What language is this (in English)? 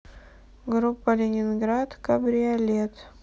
Russian